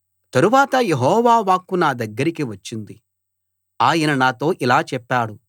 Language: Telugu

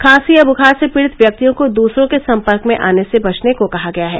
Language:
Hindi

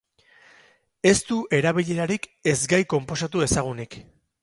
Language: Basque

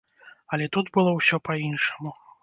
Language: Belarusian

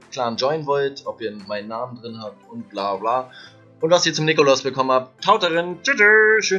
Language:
German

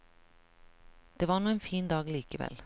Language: Norwegian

